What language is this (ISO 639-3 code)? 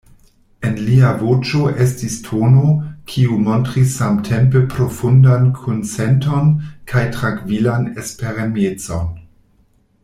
epo